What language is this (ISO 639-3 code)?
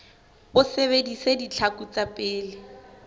sot